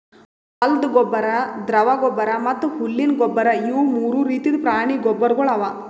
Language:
Kannada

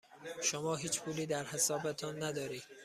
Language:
Persian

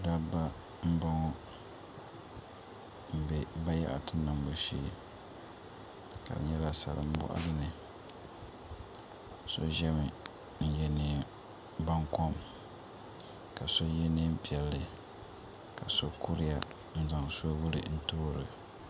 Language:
Dagbani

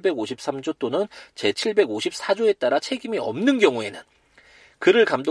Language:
Korean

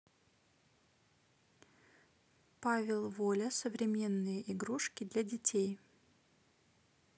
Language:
Russian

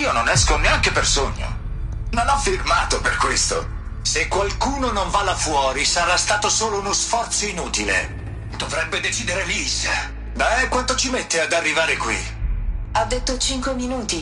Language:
Italian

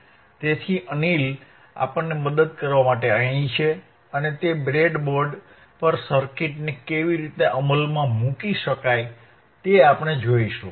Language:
Gujarati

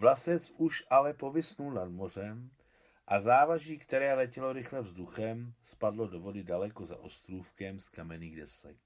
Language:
Czech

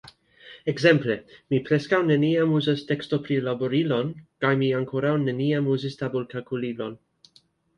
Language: Esperanto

